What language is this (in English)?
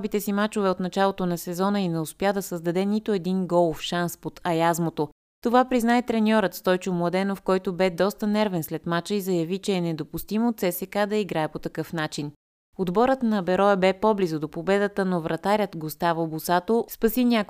Bulgarian